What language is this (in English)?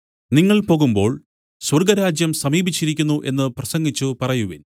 Malayalam